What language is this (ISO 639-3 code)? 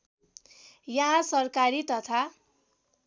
nep